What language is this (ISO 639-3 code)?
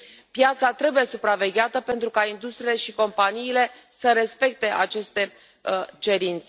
ron